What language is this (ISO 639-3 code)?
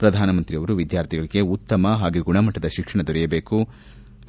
kan